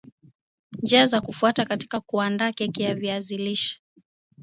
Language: Swahili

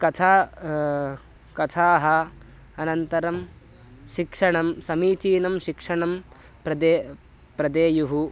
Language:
Sanskrit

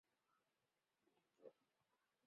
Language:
Chinese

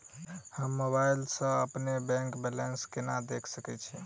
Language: Maithili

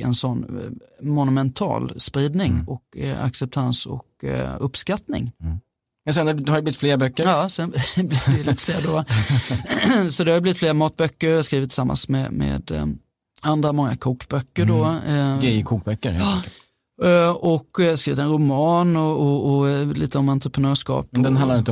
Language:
Swedish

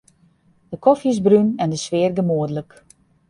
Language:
Western Frisian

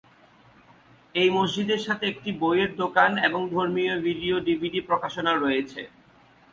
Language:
Bangla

